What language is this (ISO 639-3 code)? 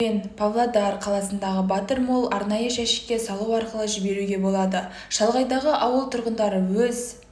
kaz